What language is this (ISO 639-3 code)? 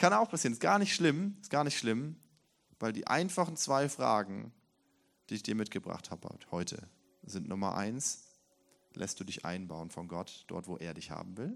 deu